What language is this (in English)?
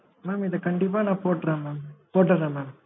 Tamil